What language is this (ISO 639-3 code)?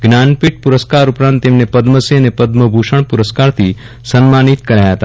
guj